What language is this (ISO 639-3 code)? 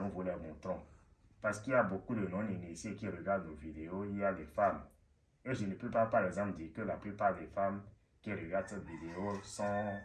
fra